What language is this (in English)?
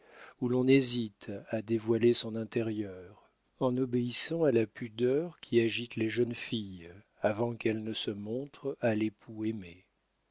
French